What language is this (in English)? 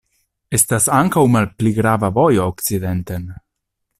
Esperanto